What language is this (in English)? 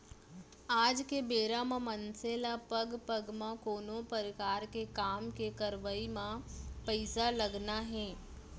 Chhattisgarhi